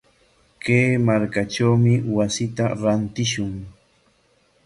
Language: Corongo Ancash Quechua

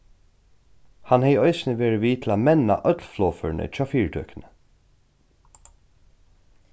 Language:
Faroese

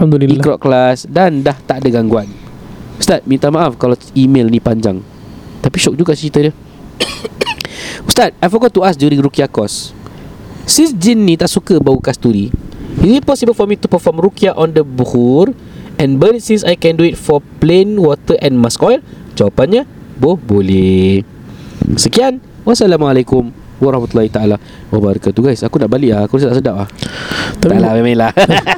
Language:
Malay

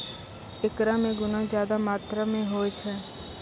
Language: Maithili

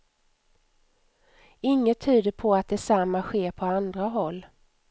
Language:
Swedish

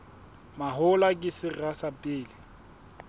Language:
Southern Sotho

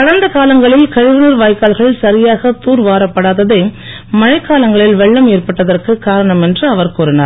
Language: Tamil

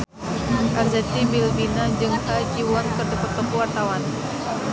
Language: Sundanese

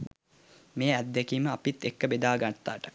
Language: Sinhala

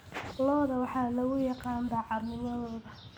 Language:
Somali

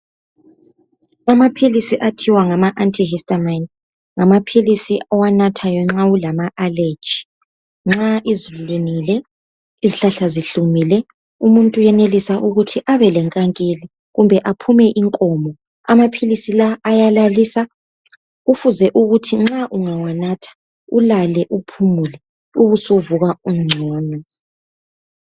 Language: North Ndebele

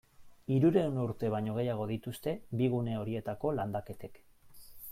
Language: Basque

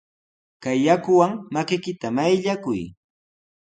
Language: Sihuas Ancash Quechua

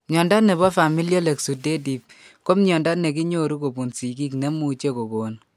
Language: Kalenjin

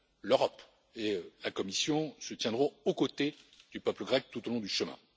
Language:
French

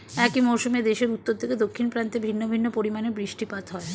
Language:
Bangla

